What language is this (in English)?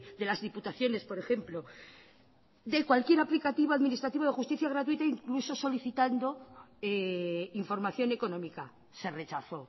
Spanish